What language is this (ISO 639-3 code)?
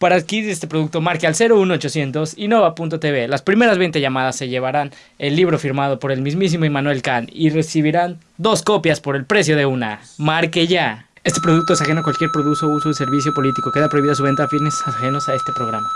spa